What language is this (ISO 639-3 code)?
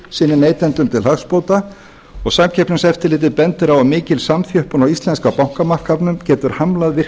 isl